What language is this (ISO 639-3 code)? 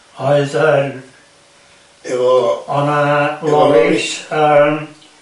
cym